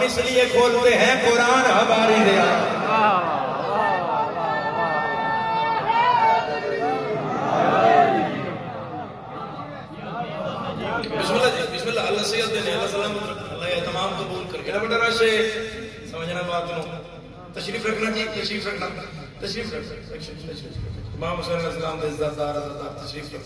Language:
Arabic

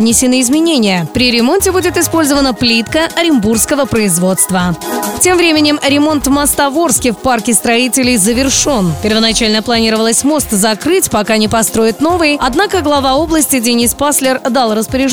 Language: Russian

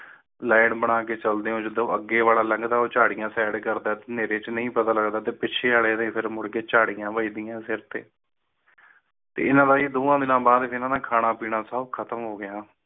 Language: Punjabi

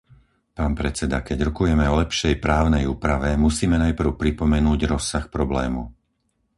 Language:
Slovak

